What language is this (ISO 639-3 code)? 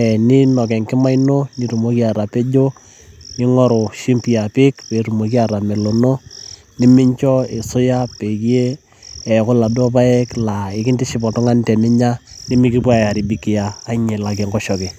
mas